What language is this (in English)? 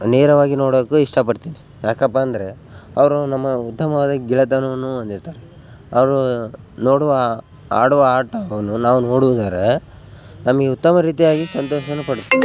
Kannada